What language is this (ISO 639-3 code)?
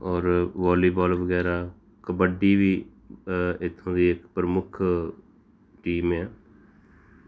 pan